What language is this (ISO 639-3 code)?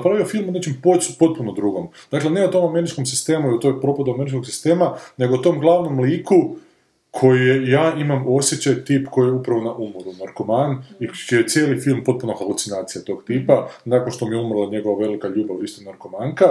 hrv